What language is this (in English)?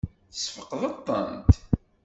Kabyle